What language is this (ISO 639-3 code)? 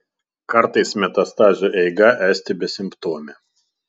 lit